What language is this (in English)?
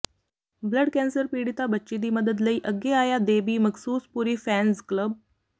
Punjabi